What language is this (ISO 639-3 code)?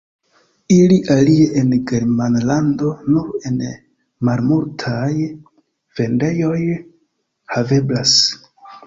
epo